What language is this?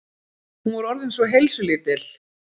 Icelandic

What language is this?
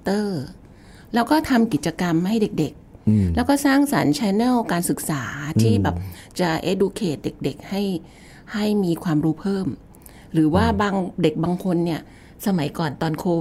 Thai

